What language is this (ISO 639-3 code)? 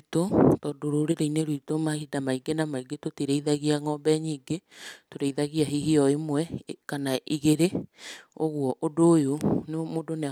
kik